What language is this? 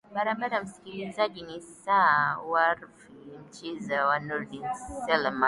Swahili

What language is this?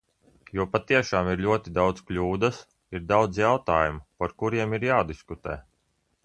Latvian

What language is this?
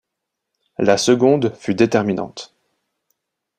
French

